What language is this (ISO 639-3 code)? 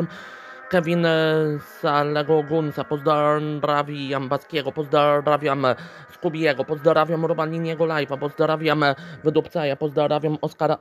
pol